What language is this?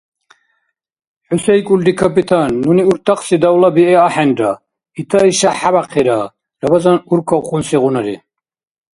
Dargwa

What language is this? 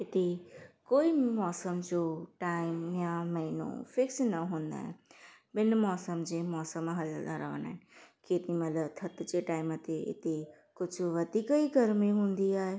Sindhi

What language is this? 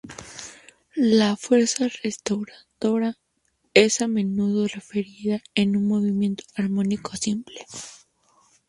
Spanish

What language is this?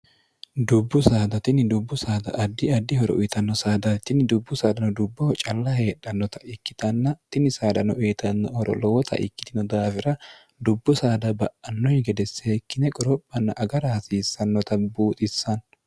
Sidamo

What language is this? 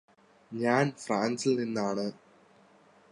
Malayalam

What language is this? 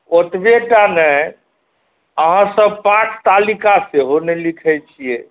Maithili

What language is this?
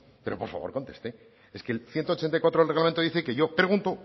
Spanish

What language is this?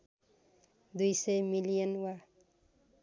Nepali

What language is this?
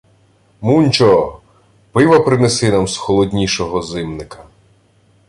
Ukrainian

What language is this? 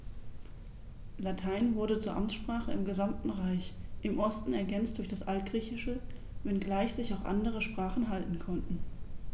German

